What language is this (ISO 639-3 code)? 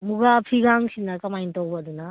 mni